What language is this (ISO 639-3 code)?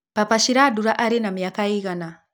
kik